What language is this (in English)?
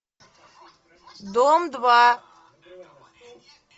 Russian